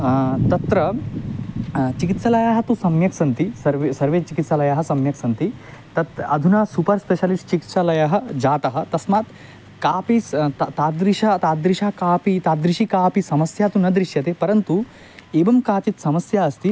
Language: Sanskrit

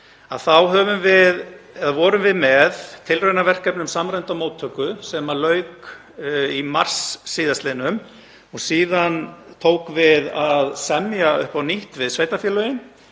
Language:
Icelandic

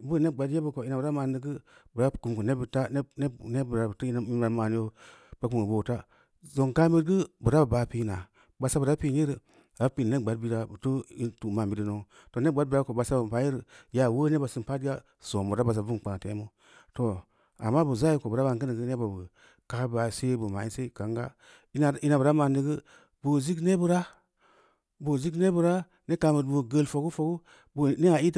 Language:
Samba Leko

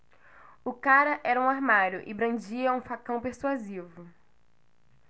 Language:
Portuguese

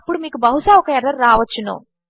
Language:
Telugu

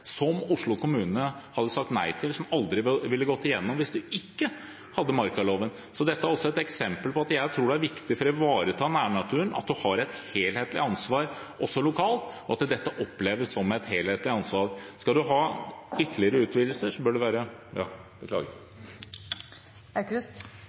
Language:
Norwegian Bokmål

